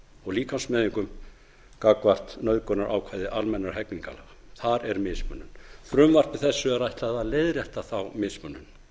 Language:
Icelandic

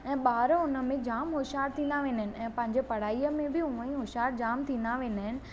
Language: Sindhi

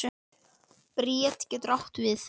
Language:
Icelandic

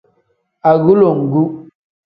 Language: Tem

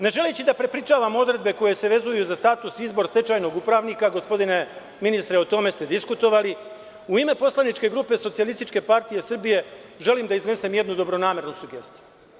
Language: Serbian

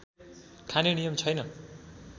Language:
Nepali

